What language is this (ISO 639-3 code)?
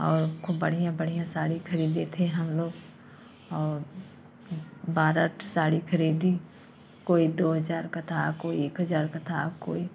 hin